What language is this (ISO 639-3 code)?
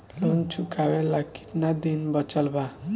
bho